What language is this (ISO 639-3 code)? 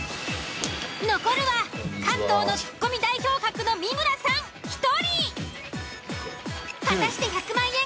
jpn